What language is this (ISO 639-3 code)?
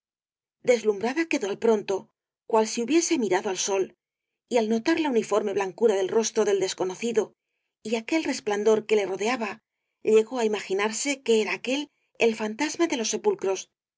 spa